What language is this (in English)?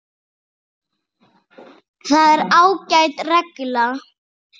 Icelandic